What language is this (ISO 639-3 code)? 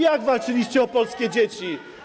pol